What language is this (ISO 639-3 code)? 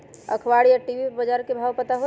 mag